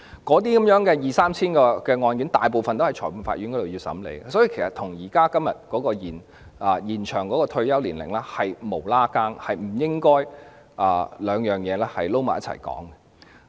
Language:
Cantonese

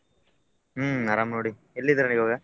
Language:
Kannada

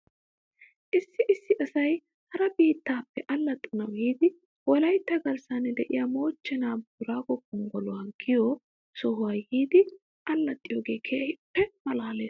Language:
Wolaytta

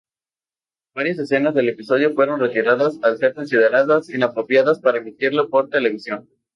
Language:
Spanish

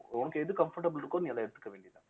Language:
Tamil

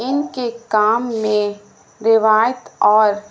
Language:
Urdu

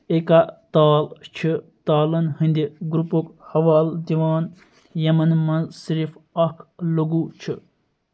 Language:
Kashmiri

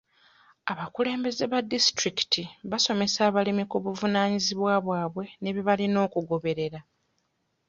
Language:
Ganda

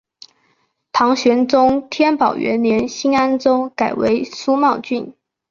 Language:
Chinese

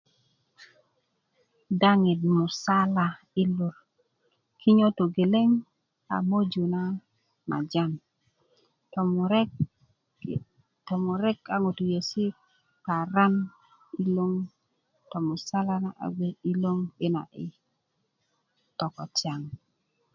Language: Kuku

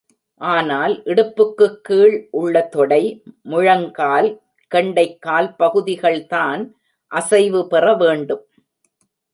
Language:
Tamil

